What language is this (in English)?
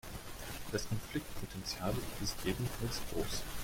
German